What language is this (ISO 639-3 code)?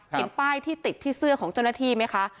tha